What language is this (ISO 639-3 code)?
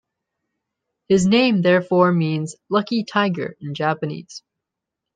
eng